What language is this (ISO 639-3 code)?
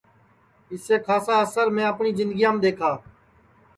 ssi